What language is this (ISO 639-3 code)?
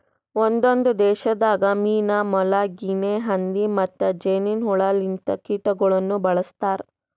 kan